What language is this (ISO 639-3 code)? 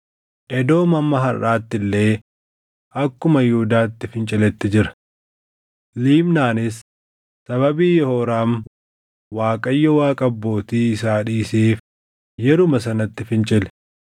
orm